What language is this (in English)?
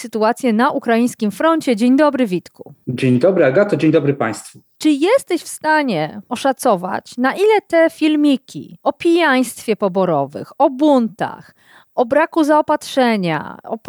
Polish